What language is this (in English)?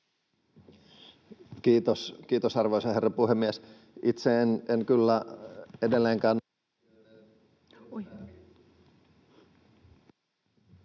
Finnish